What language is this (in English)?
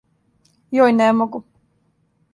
Serbian